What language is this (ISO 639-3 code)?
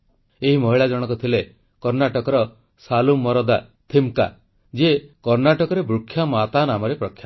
ori